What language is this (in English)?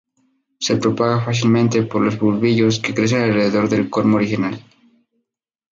Spanish